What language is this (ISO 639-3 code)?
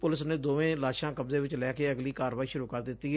pan